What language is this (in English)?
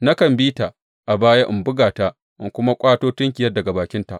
Hausa